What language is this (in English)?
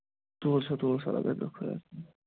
Kashmiri